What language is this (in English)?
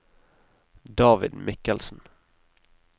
Norwegian